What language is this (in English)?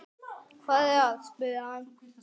Icelandic